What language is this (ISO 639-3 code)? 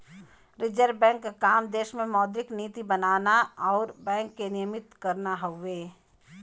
bho